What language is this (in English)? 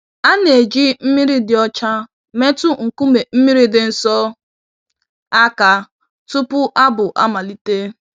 Igbo